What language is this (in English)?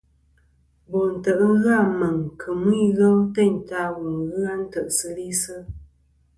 Kom